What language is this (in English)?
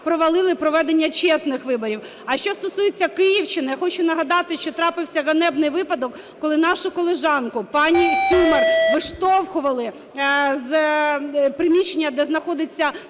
Ukrainian